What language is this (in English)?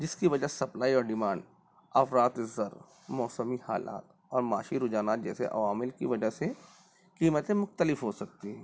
Urdu